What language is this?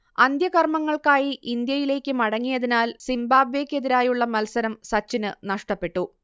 Malayalam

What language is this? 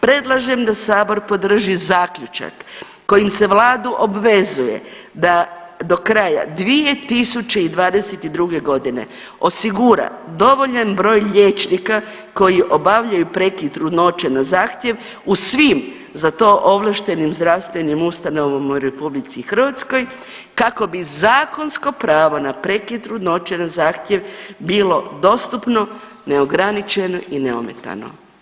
Croatian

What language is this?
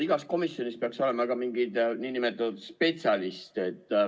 Estonian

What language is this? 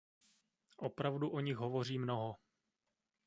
Czech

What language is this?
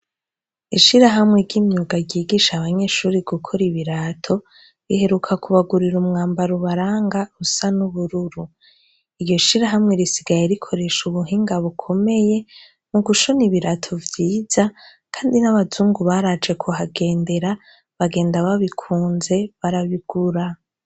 Rundi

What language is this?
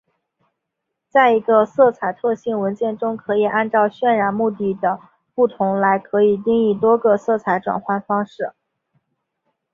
Chinese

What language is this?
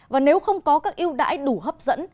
Vietnamese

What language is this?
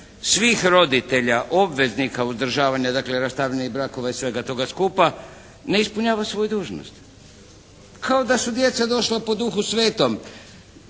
Croatian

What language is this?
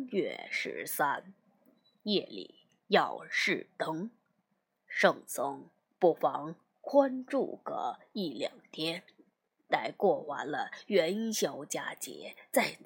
Chinese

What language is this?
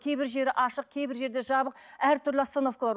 Kazakh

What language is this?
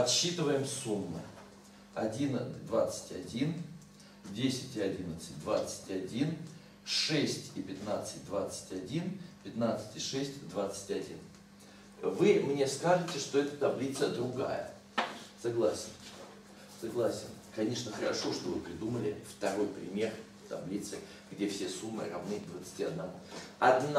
Russian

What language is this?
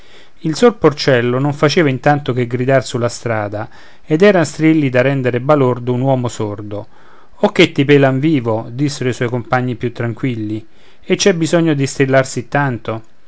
Italian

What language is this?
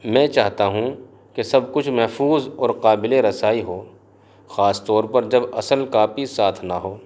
Urdu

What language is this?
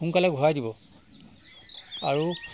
Assamese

